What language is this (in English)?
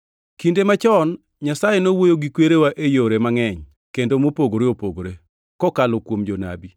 Luo (Kenya and Tanzania)